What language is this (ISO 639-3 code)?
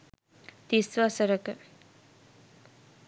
sin